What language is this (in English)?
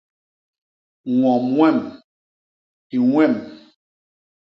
Basaa